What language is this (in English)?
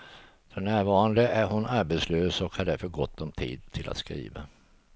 Swedish